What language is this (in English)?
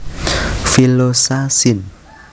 Javanese